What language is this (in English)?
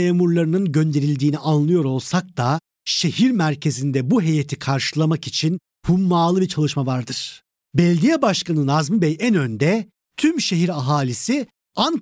Turkish